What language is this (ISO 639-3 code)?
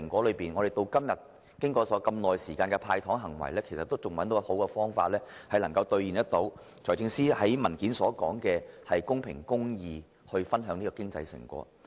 yue